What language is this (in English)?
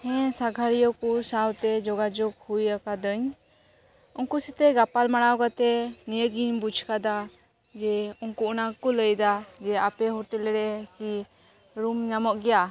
Santali